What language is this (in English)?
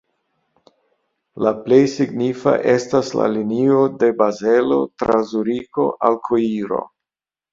Esperanto